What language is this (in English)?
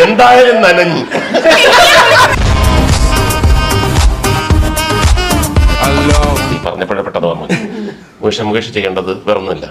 Malayalam